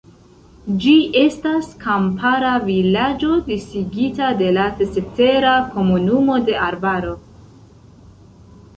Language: Esperanto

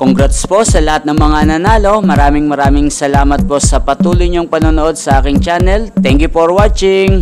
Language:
Filipino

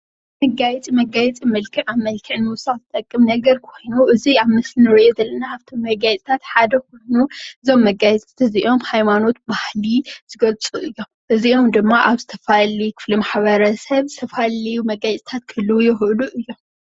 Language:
Tigrinya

